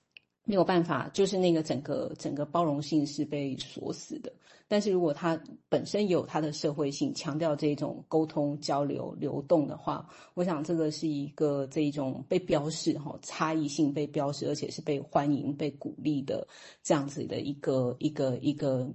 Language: Chinese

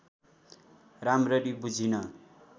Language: Nepali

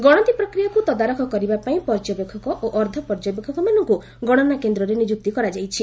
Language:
Odia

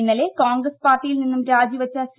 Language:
Malayalam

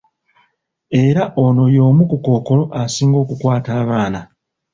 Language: Ganda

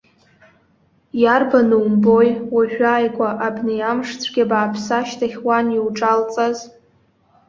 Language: Abkhazian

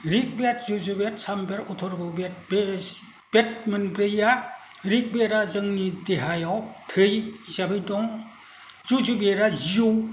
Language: Bodo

